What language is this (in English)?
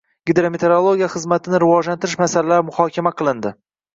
Uzbek